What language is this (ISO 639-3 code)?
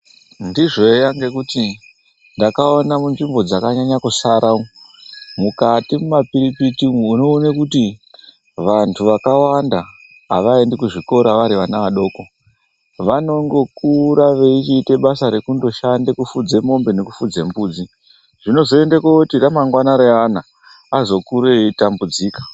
ndc